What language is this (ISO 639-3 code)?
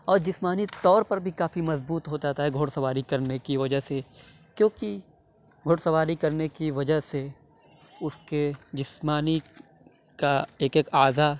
urd